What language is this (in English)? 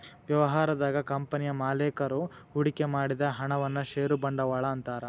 Kannada